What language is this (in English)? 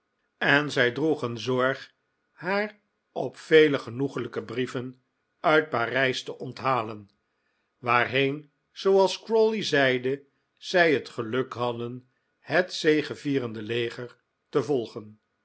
Dutch